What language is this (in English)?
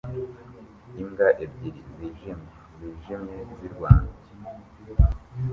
Kinyarwanda